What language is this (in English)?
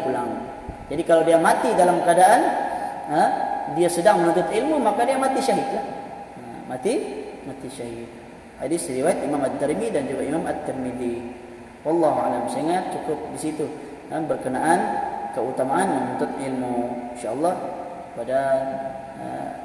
Malay